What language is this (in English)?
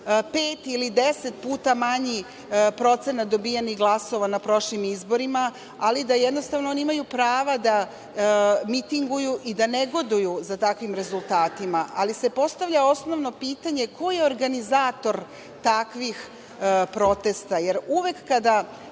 Serbian